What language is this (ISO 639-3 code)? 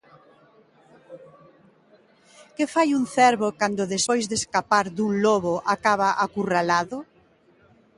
glg